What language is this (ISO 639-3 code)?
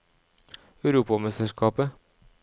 nor